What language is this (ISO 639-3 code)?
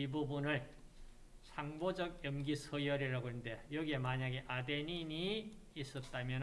kor